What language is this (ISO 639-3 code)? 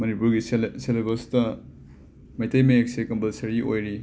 mni